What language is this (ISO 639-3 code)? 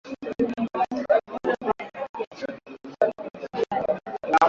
swa